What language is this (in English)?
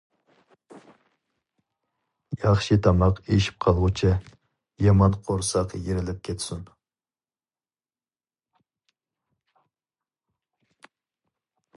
Uyghur